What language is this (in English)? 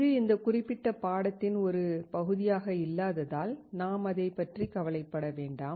Tamil